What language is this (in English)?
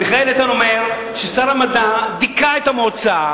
Hebrew